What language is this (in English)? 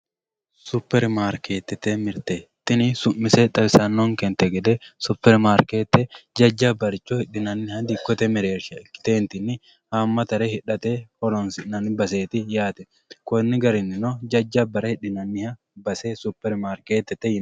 Sidamo